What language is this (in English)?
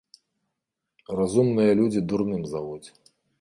Belarusian